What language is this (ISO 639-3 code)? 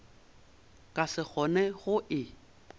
nso